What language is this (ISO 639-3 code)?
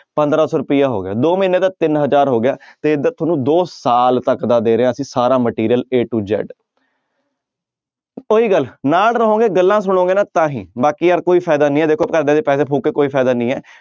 pan